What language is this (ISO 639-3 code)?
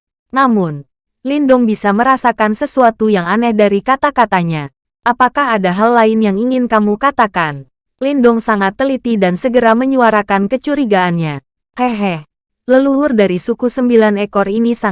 ind